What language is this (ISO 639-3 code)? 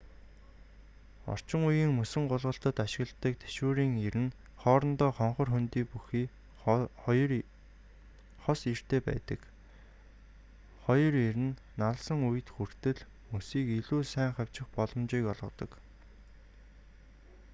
mon